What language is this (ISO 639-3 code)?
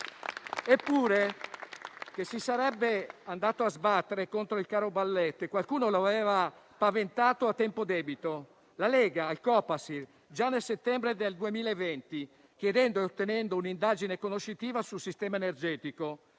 ita